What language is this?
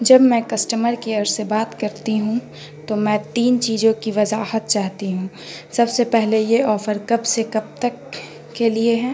Urdu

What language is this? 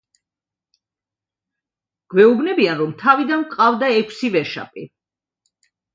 Georgian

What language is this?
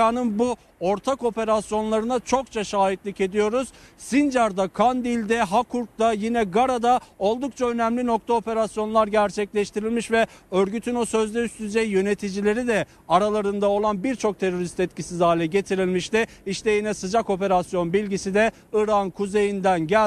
Turkish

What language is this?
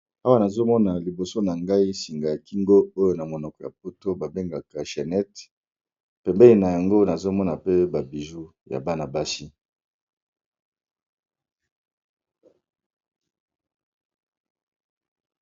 Lingala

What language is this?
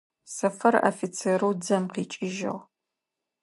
Adyghe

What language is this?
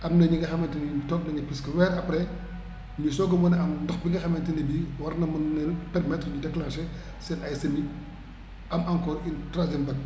Wolof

